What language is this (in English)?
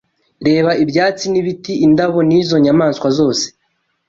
Kinyarwanda